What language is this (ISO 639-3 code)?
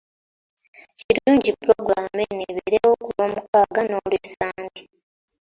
lug